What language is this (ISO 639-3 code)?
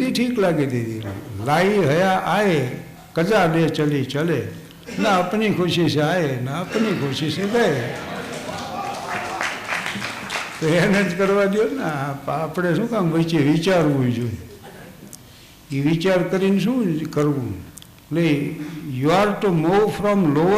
guj